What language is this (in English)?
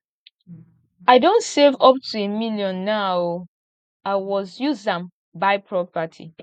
Nigerian Pidgin